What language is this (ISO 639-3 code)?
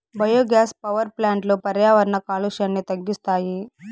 tel